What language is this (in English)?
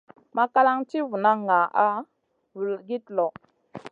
Masana